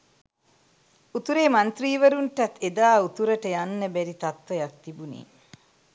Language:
Sinhala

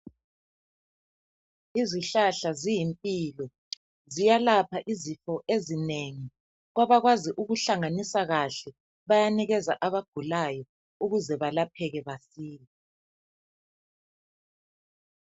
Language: North Ndebele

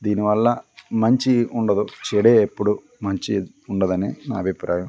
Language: Telugu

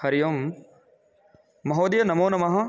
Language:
Sanskrit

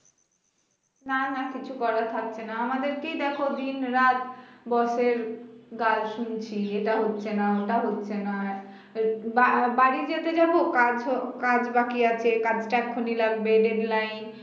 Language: Bangla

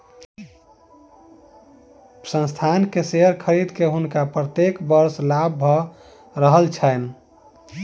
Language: Maithili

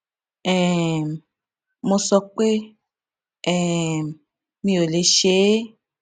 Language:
Yoruba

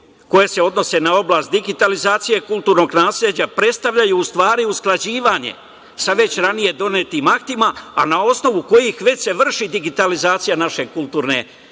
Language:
Serbian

